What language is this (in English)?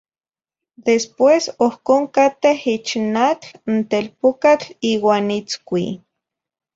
Zacatlán-Ahuacatlán-Tepetzintla Nahuatl